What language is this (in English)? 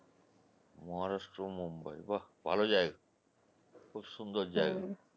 Bangla